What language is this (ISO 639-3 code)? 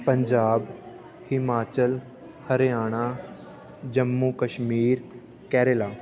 pan